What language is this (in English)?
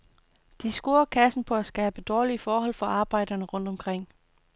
Danish